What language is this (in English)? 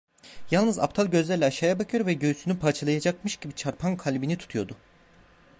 Turkish